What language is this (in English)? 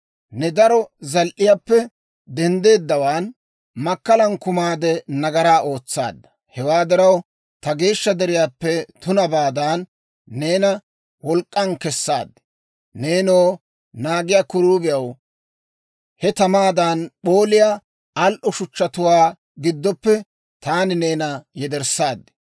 Dawro